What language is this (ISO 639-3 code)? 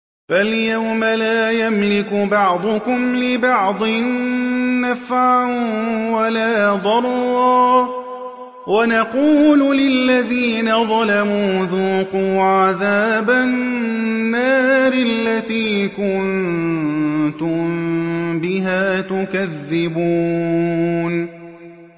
ara